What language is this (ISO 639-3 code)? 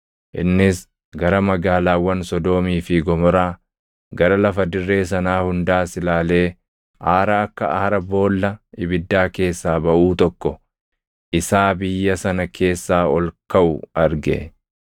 orm